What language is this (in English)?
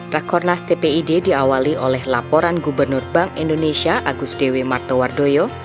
Indonesian